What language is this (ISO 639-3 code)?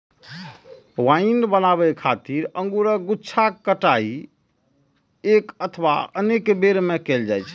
mai